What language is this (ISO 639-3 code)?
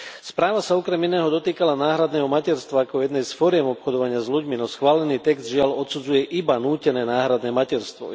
slk